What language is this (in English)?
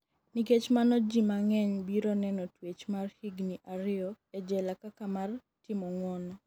Luo (Kenya and Tanzania)